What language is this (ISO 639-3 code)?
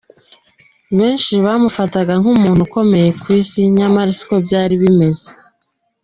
kin